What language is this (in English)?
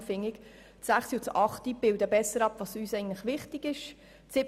Swiss German